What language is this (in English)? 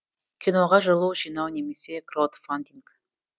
Kazakh